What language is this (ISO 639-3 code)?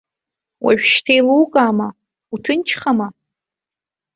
abk